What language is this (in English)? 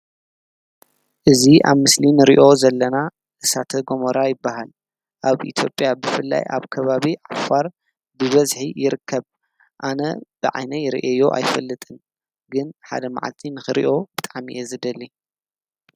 Tigrinya